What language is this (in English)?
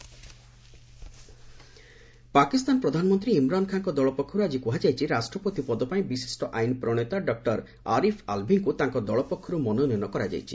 Odia